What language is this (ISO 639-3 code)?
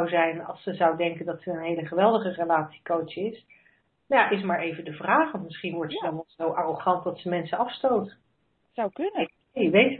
nld